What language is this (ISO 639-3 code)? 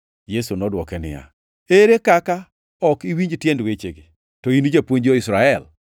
luo